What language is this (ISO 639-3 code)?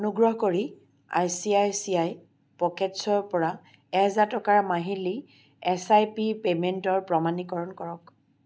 asm